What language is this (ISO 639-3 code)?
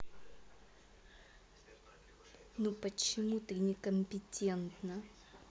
rus